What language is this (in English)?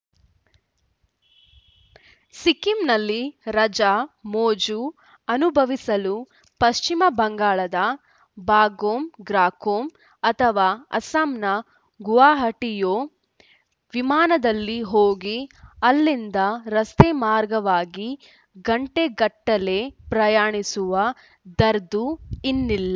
Kannada